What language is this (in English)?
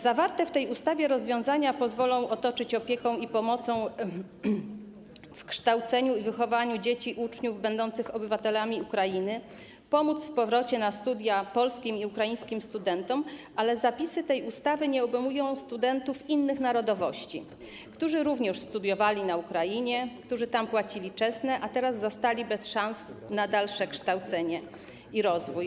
Polish